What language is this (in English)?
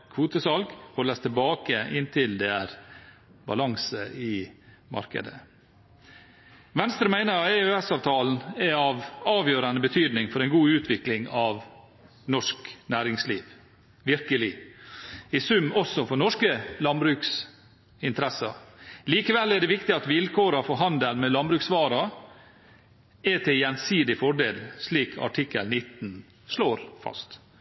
Norwegian Bokmål